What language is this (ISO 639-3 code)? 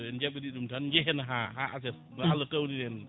ful